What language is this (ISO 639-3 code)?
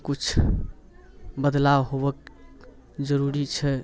mai